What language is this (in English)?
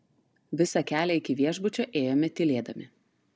Lithuanian